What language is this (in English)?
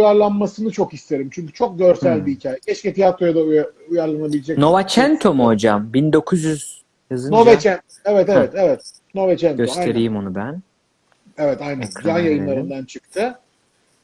Turkish